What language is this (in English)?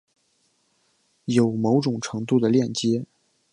Chinese